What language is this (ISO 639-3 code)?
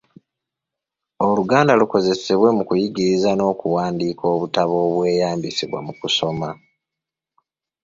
lug